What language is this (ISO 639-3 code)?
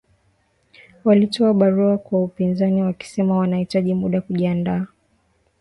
swa